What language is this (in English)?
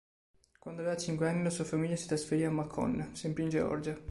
Italian